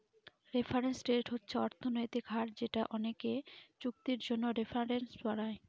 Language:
Bangla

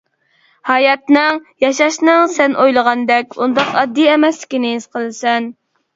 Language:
Uyghur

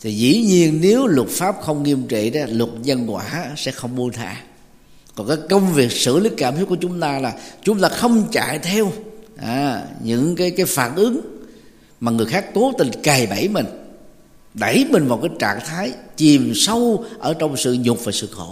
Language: Vietnamese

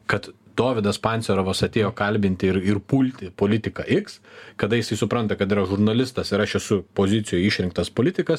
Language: Lithuanian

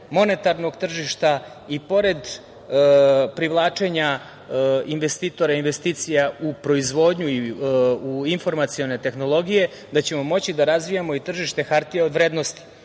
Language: Serbian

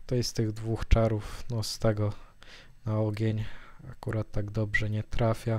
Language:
Polish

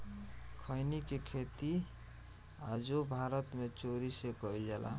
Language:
Bhojpuri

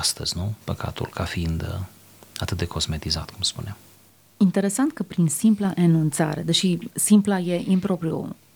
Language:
Romanian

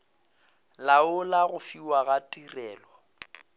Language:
Northern Sotho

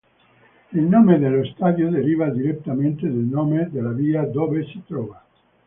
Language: Italian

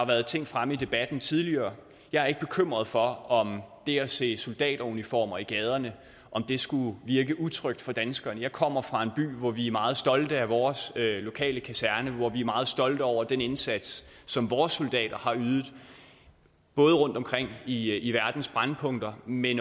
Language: Danish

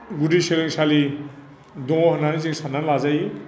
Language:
Bodo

